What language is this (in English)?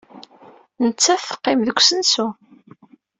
Kabyle